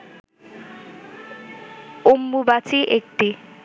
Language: Bangla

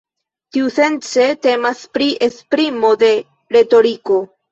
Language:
Esperanto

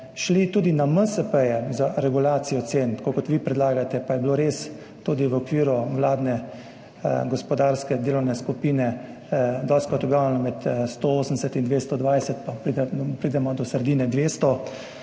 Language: Slovenian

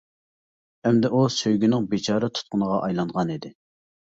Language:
Uyghur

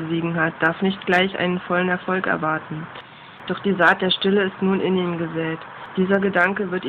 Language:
German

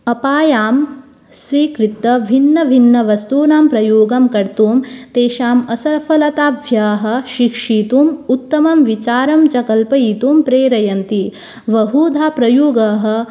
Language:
Sanskrit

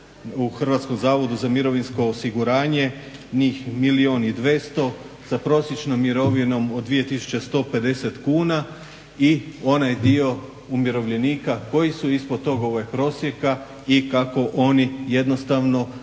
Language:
Croatian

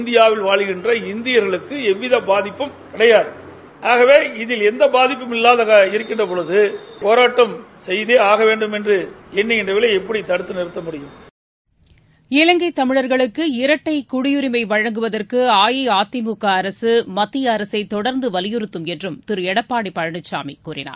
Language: Tamil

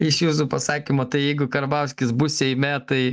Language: Lithuanian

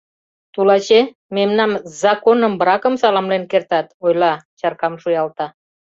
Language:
Mari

